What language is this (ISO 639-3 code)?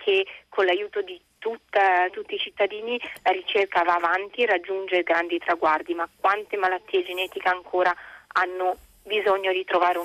ita